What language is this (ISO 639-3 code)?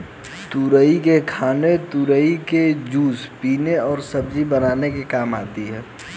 hin